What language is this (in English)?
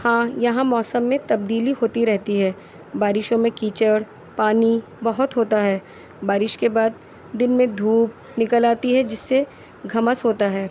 Urdu